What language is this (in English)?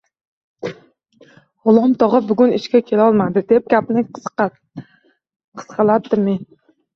Uzbek